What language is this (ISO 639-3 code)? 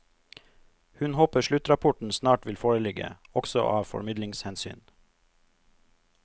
nor